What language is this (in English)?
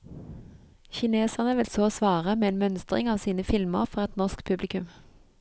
Norwegian